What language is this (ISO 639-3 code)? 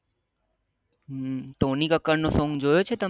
guj